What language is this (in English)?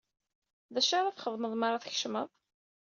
Kabyle